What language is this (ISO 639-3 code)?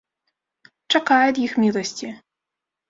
bel